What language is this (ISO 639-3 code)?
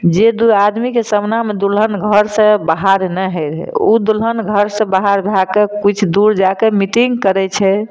mai